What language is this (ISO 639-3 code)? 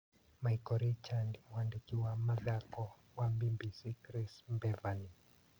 kik